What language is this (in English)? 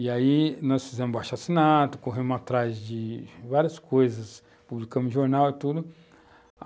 Portuguese